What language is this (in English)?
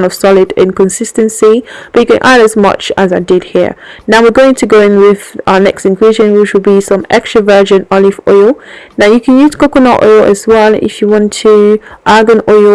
English